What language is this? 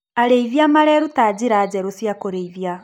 Kikuyu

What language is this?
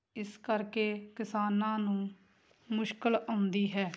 Punjabi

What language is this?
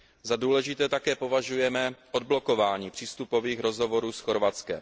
Czech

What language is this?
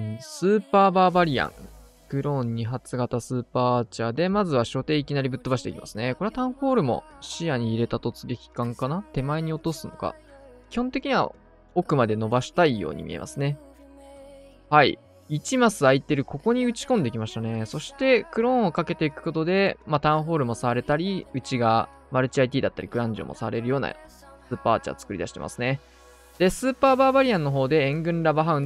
Japanese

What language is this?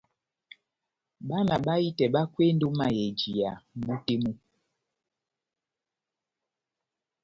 Batanga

